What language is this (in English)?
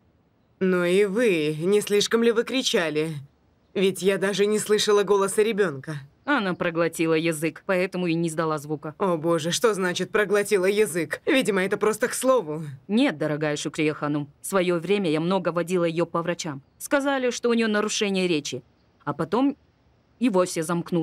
Russian